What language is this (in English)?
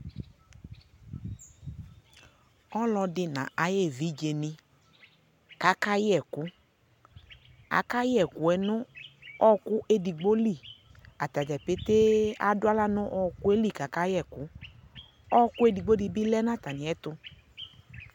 Ikposo